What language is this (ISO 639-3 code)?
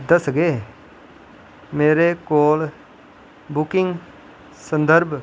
doi